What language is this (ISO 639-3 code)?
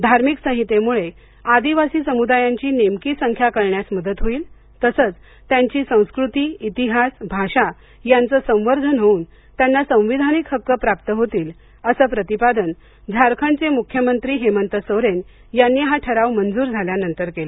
mar